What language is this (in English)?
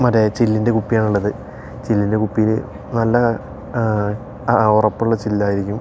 Malayalam